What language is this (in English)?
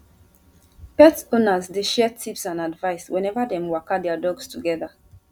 Nigerian Pidgin